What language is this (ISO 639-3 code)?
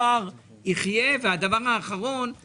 heb